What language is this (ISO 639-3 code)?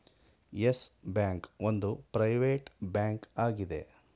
kan